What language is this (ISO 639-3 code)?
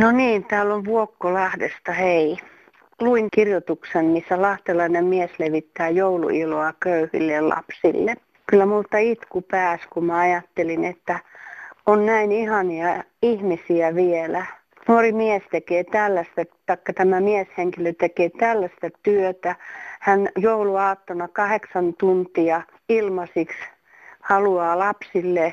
fin